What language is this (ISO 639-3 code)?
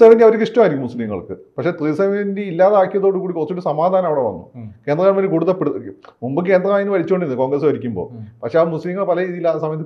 mal